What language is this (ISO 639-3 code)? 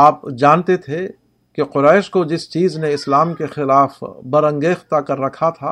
urd